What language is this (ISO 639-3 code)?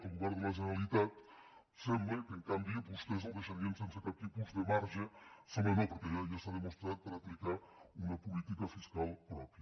cat